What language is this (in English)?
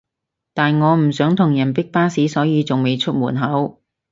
Cantonese